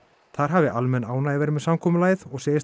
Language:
Icelandic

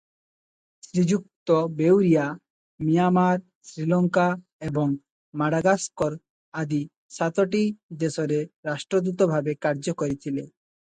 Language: Odia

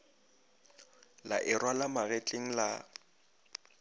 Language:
Northern Sotho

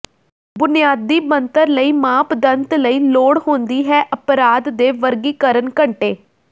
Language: Punjabi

